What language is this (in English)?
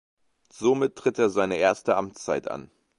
German